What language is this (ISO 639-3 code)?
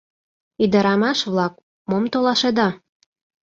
chm